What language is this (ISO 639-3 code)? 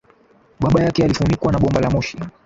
swa